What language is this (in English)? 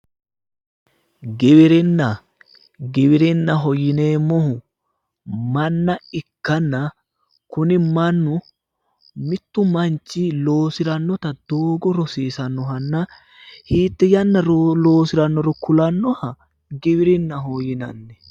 Sidamo